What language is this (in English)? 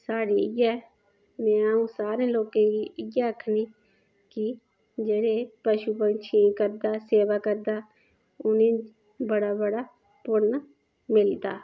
Dogri